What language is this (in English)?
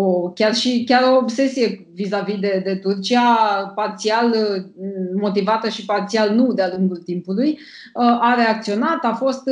Romanian